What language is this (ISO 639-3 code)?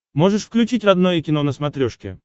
rus